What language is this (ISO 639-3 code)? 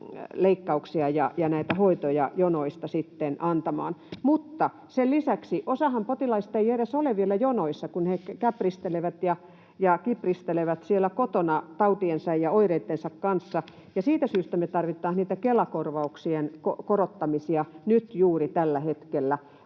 fin